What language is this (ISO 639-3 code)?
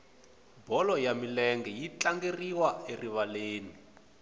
tso